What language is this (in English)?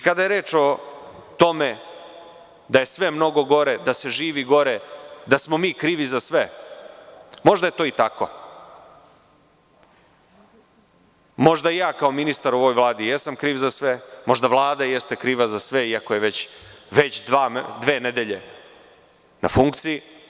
Serbian